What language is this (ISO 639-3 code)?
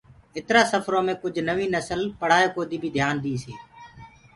ggg